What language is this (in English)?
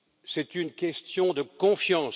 French